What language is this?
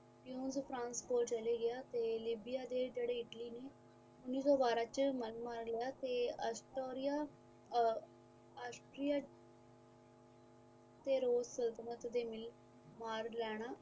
Punjabi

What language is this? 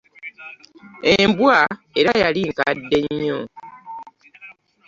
Ganda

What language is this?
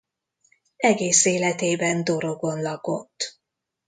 Hungarian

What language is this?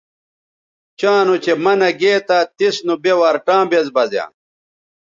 Bateri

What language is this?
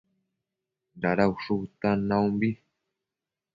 Matsés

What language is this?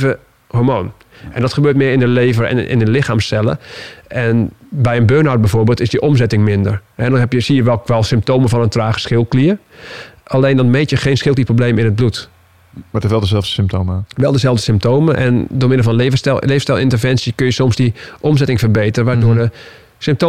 Dutch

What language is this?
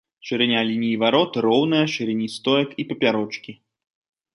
Belarusian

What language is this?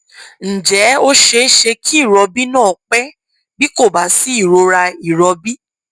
Yoruba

